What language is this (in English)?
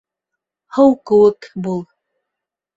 Bashkir